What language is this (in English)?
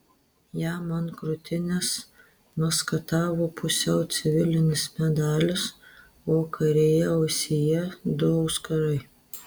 Lithuanian